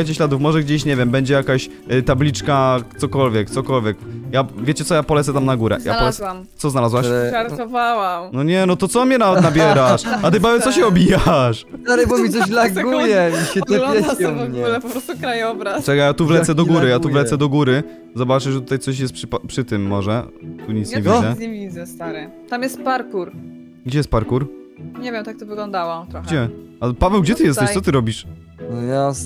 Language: Polish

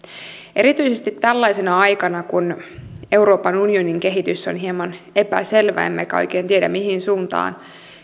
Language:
Finnish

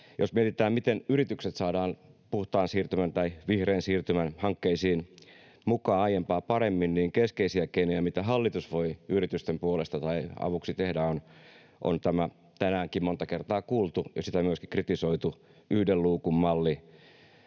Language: Finnish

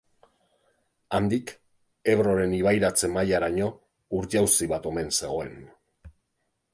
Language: Basque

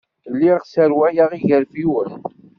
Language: Kabyle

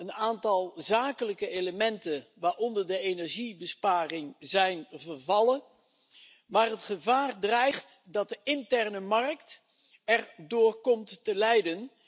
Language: Dutch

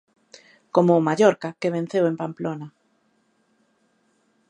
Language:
Galician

